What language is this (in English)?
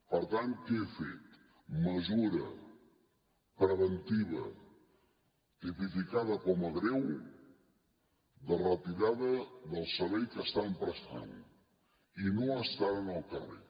Catalan